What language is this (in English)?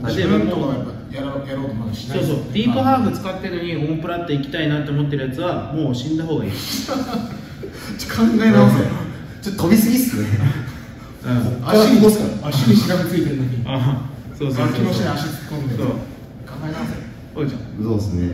Japanese